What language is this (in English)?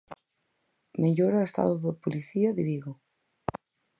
Galician